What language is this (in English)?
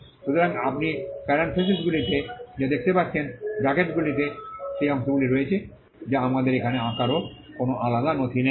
Bangla